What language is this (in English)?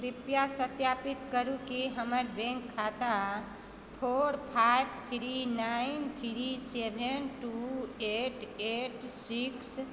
Maithili